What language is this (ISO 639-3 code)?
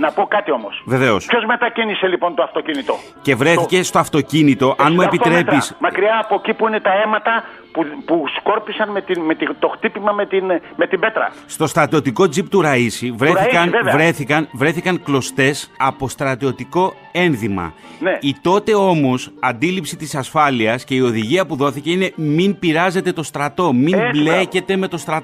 ell